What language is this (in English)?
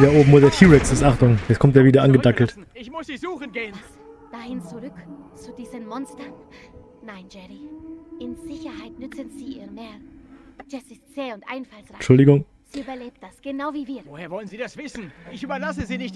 German